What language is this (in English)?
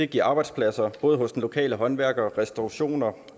Danish